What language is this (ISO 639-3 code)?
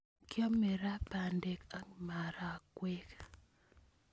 kln